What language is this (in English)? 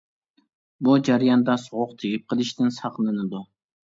Uyghur